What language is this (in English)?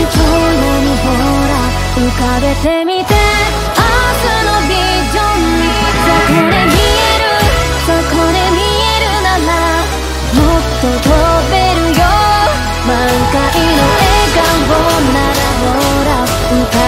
Korean